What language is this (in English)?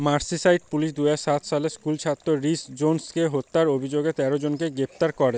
Bangla